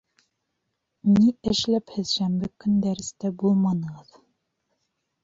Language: Bashkir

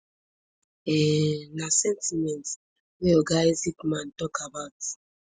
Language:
Nigerian Pidgin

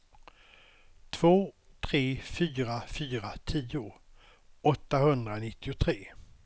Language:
Swedish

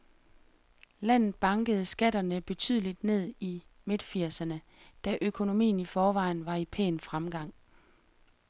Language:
Danish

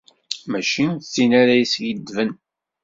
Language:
Kabyle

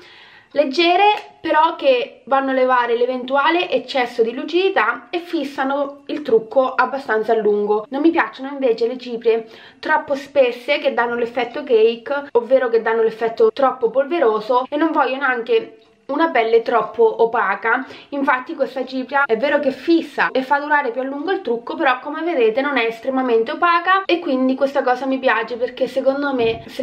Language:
Italian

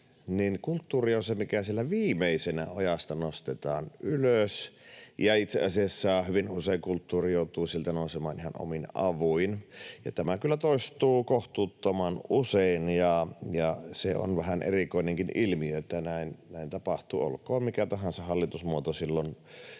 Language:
Finnish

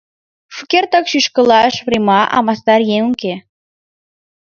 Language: Mari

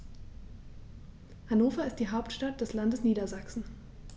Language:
German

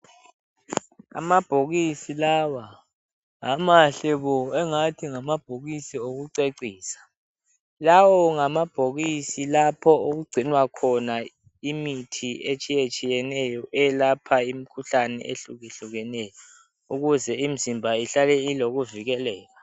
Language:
North Ndebele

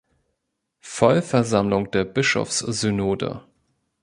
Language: German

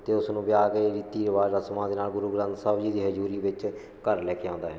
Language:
Punjabi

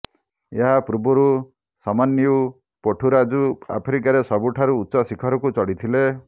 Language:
Odia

